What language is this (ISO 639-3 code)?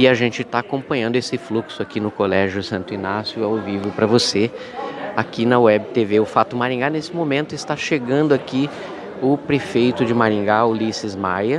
por